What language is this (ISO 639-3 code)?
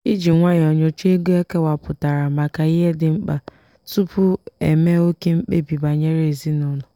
ibo